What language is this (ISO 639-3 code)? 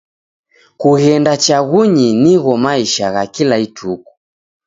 dav